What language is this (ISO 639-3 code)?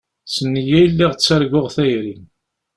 kab